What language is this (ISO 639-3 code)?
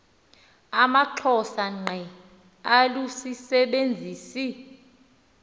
xho